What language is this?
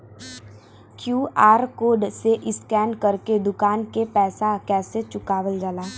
Bhojpuri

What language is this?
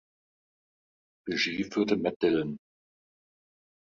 German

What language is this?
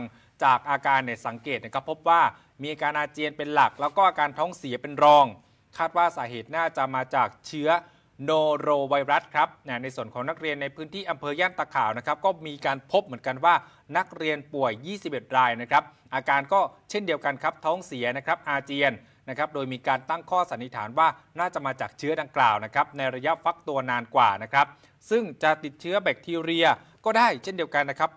Thai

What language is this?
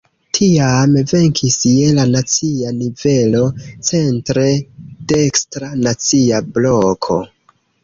Esperanto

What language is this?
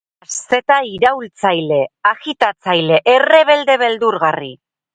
Basque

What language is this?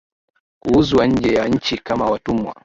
Swahili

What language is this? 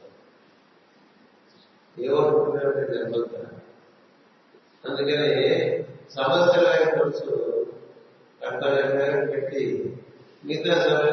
Telugu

